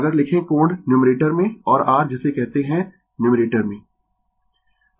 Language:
Hindi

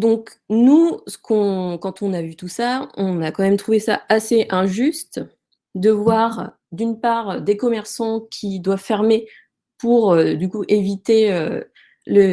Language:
French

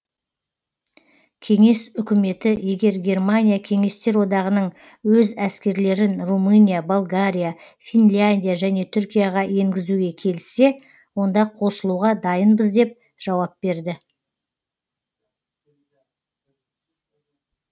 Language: Kazakh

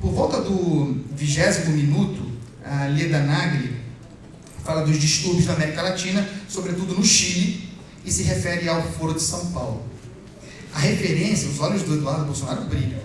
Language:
Portuguese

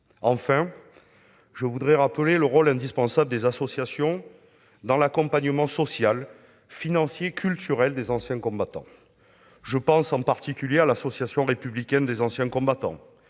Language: French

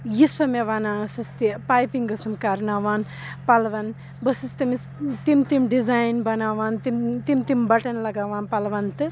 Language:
Kashmiri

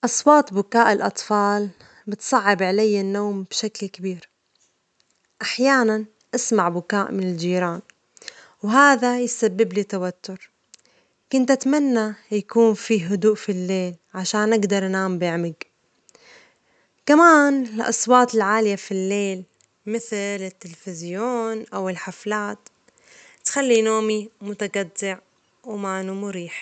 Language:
Omani Arabic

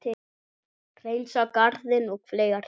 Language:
Icelandic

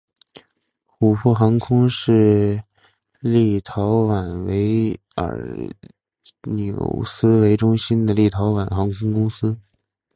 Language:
Chinese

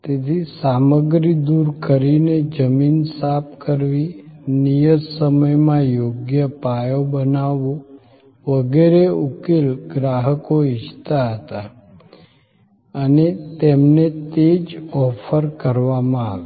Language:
Gujarati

